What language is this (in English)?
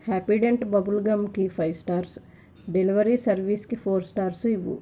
Telugu